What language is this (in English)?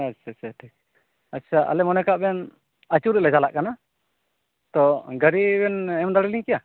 Santali